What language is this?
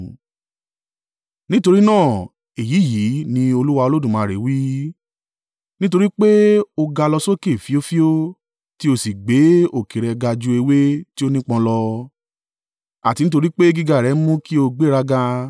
Yoruba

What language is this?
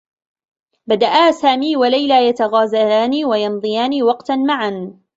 Arabic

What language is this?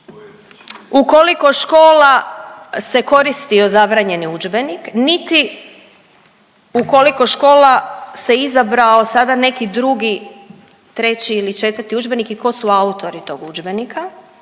Croatian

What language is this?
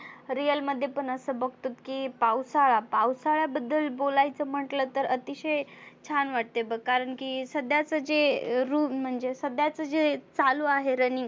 Marathi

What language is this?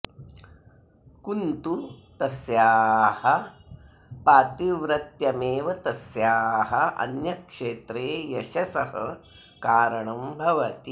Sanskrit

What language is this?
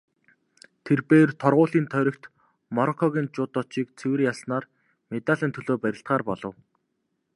Mongolian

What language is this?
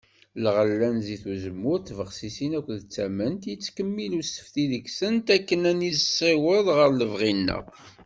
Kabyle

